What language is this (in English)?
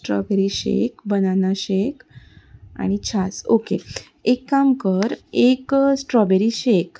Konkani